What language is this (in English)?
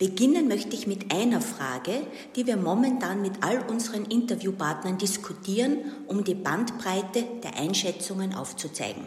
German